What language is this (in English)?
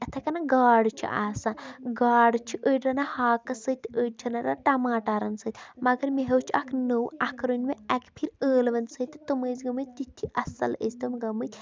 Kashmiri